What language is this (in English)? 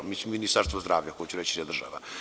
Serbian